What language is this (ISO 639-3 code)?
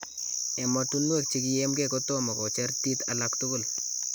kln